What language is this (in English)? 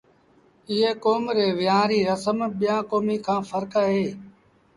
Sindhi Bhil